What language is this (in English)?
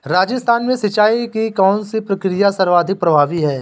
Hindi